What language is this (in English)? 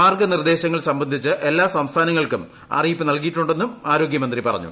Malayalam